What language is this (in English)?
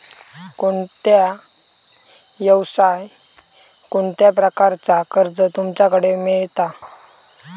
Marathi